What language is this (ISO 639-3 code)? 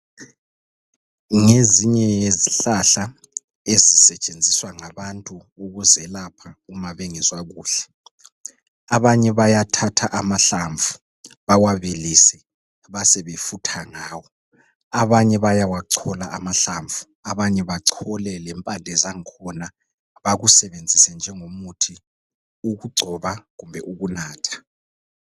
nde